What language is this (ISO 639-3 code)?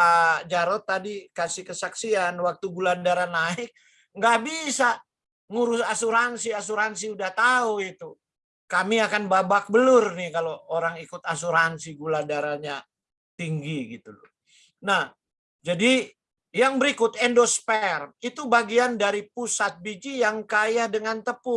ind